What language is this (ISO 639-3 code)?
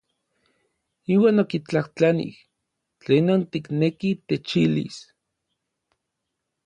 nlv